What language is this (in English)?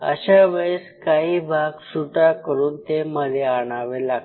Marathi